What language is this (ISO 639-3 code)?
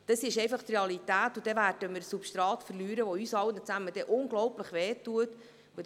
gsw